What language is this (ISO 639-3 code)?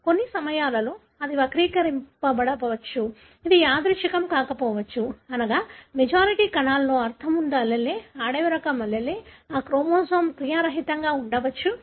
tel